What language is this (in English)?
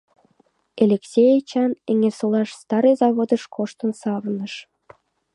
Mari